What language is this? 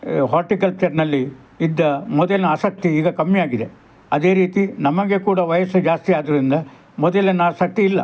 Kannada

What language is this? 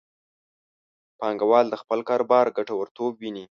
Pashto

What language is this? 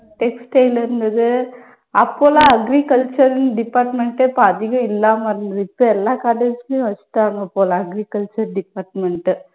Tamil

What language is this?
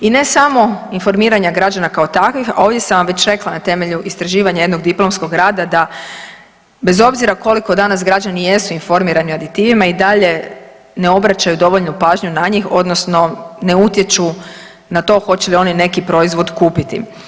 Croatian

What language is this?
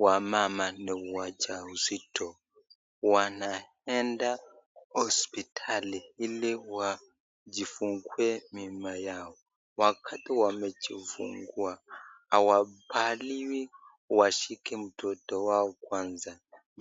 Swahili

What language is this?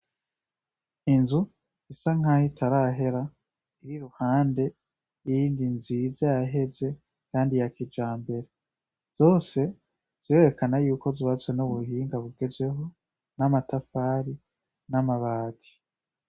Rundi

